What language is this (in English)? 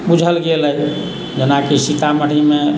Maithili